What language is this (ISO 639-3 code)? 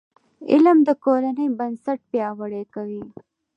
pus